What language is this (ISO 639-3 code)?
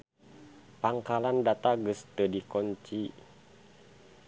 sun